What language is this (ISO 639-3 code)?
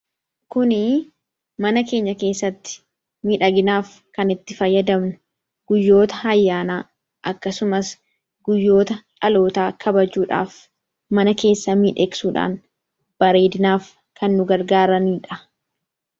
orm